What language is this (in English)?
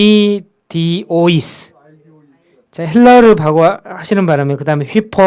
Korean